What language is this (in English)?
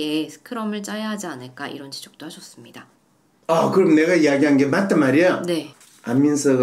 Korean